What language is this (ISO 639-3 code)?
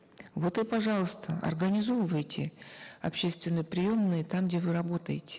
kaz